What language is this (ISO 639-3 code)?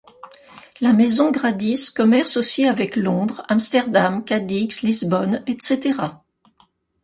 fra